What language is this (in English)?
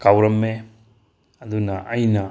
Manipuri